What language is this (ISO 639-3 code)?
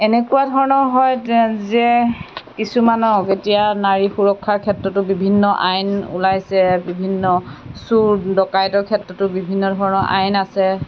asm